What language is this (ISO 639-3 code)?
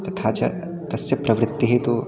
san